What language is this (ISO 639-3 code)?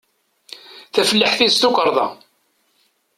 kab